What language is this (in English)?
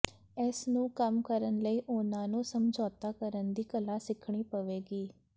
Punjabi